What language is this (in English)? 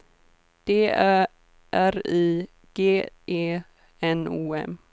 Swedish